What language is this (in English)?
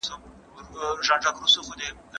Pashto